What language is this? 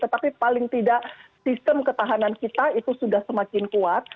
Indonesian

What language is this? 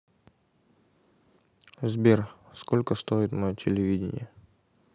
Russian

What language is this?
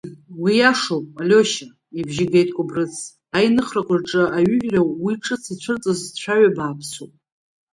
Abkhazian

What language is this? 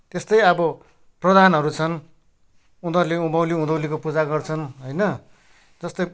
Nepali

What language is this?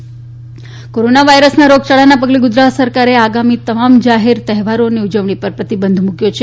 Gujarati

